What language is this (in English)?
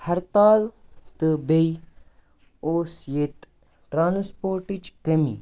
Kashmiri